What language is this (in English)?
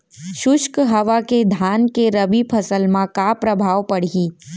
Chhattisgarhi